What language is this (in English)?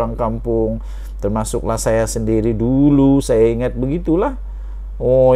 Malay